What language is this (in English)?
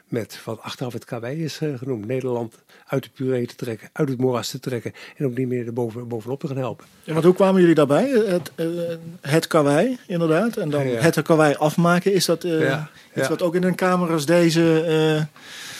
Dutch